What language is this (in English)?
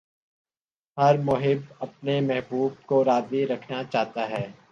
Urdu